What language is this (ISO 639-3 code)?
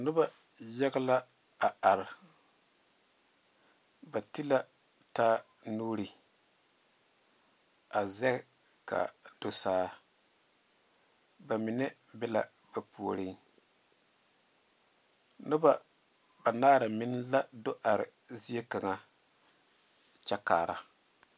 dga